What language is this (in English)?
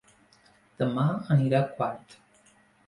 Catalan